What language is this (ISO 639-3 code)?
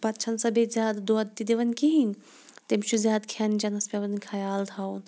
kas